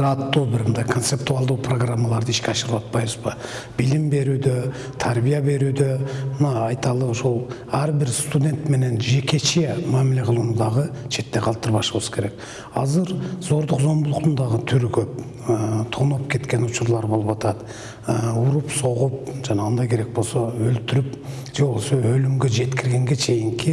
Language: Turkish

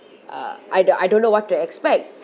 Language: English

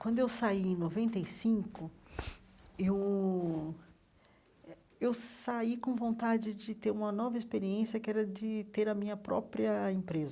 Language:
Portuguese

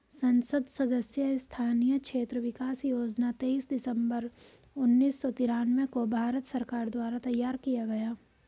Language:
Hindi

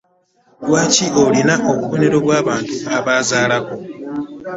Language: Ganda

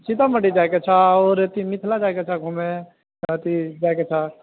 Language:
Maithili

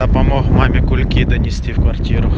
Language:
Russian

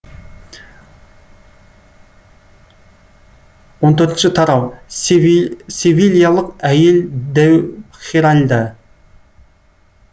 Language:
Kazakh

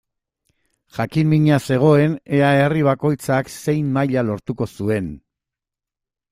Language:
Basque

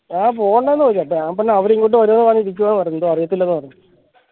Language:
Malayalam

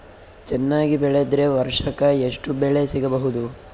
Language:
Kannada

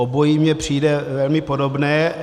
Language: Czech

